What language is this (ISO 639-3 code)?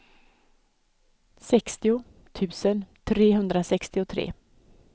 swe